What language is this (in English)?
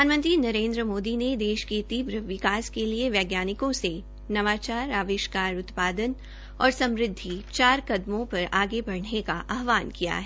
Hindi